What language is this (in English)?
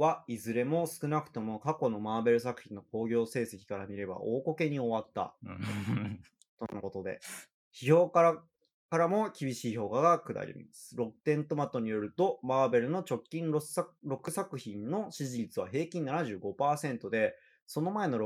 Japanese